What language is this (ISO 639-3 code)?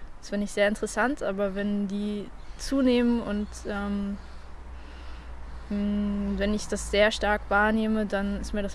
deu